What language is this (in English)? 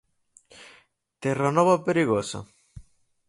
Galician